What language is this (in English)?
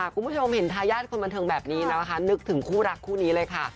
Thai